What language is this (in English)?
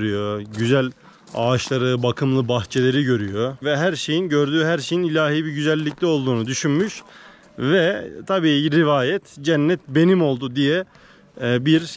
Turkish